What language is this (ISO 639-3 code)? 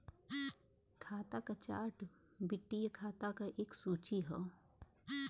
bho